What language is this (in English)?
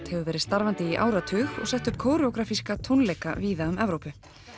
Icelandic